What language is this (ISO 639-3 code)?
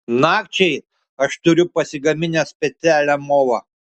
lit